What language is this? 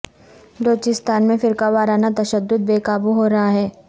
Urdu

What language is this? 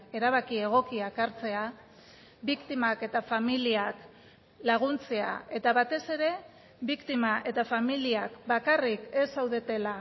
Basque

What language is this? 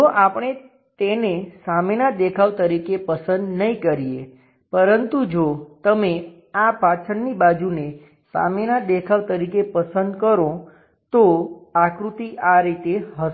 Gujarati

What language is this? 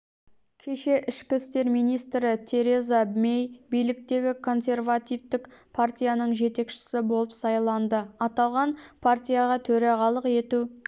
Kazakh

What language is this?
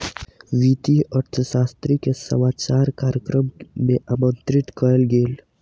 Maithili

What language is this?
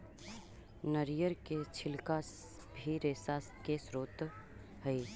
Magahi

